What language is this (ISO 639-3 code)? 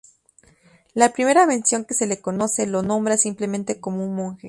spa